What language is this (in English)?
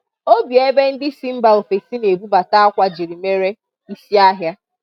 Igbo